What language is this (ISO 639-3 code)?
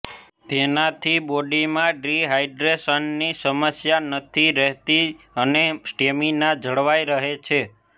guj